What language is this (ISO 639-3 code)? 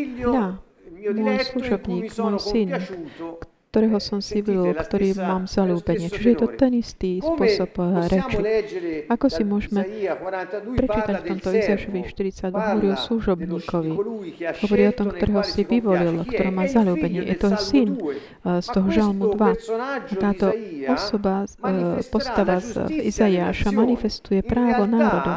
slk